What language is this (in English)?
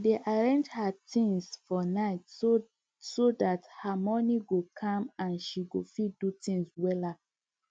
Nigerian Pidgin